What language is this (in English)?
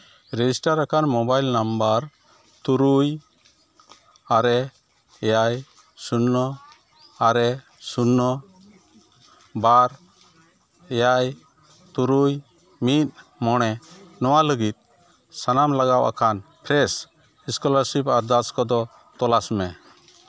Santali